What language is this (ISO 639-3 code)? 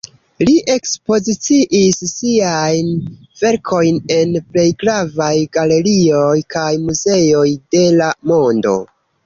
epo